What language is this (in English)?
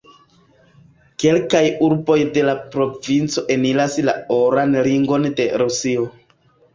Esperanto